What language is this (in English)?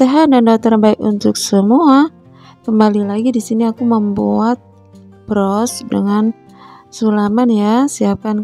Indonesian